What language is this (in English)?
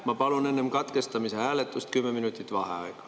Estonian